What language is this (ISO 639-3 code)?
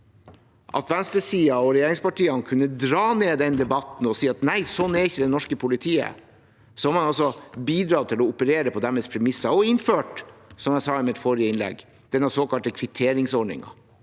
nor